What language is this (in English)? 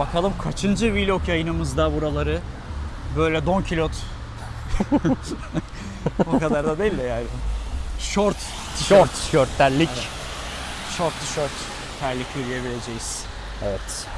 Turkish